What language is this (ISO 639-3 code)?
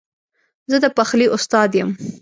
pus